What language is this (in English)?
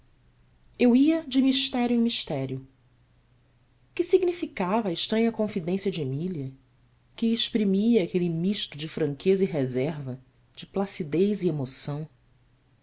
Portuguese